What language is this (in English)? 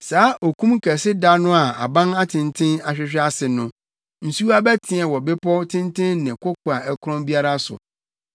Akan